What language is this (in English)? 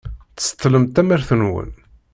Kabyle